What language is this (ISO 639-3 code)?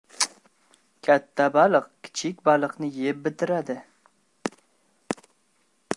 uzb